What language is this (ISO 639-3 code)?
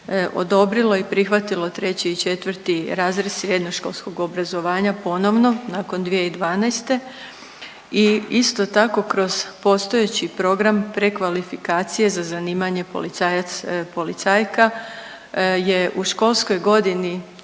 hrv